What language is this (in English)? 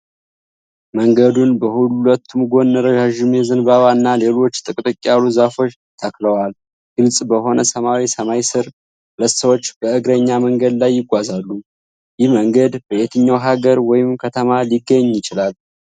Amharic